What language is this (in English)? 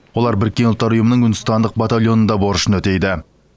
Kazakh